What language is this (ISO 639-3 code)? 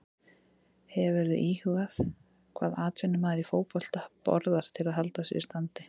isl